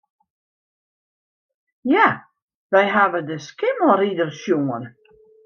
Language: Western Frisian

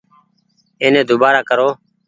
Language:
Goaria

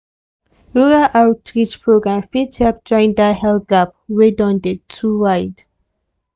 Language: Nigerian Pidgin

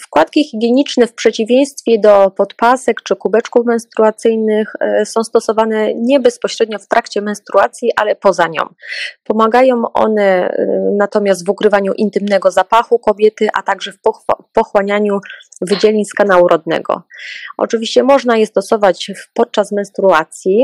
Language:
Polish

